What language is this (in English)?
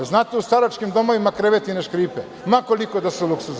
Serbian